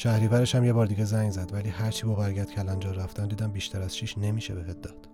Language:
Persian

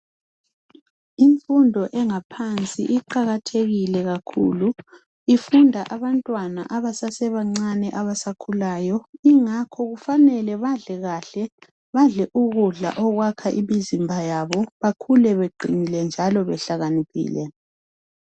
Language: North Ndebele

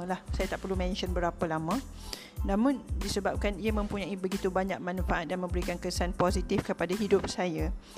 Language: Malay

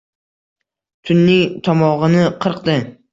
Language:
Uzbek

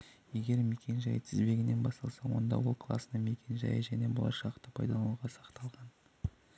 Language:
Kazakh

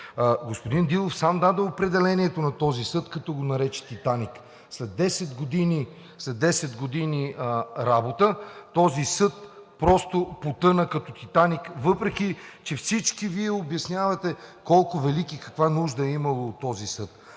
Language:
Bulgarian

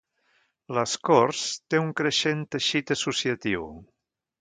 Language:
Catalan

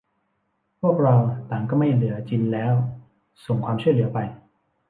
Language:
Thai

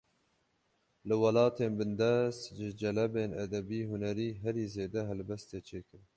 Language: Kurdish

